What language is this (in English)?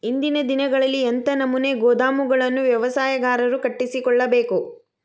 Kannada